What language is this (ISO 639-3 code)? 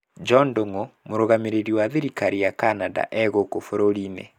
kik